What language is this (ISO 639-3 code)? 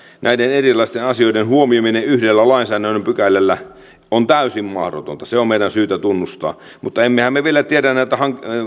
fin